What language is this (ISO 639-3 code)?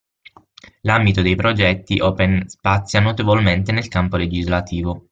ita